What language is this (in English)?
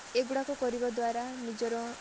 Odia